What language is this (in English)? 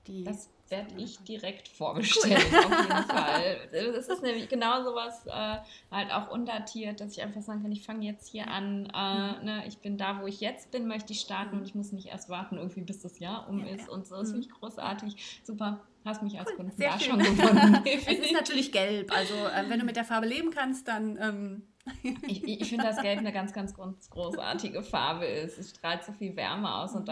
German